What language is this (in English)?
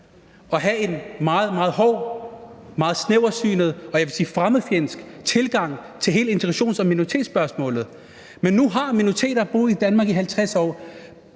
Danish